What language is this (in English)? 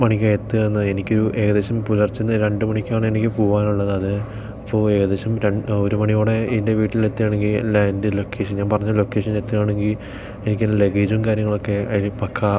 Malayalam